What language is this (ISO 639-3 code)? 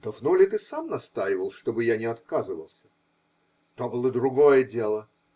rus